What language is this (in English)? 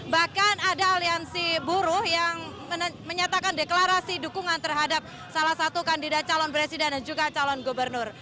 Indonesian